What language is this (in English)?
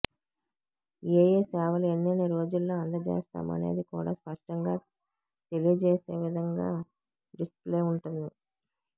Telugu